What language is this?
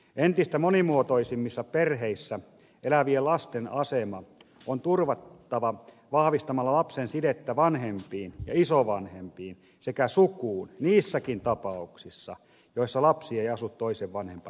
Finnish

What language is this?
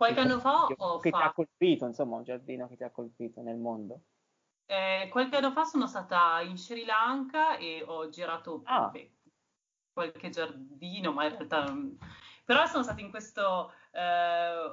Italian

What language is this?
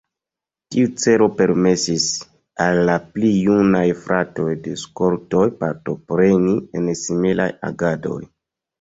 Esperanto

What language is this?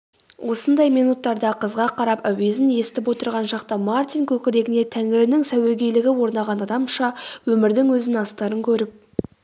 Kazakh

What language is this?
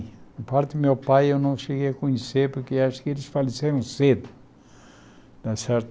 Portuguese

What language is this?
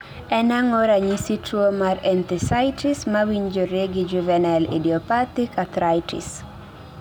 Luo (Kenya and Tanzania)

